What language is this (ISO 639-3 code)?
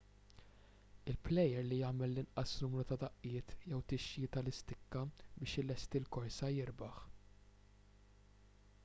mlt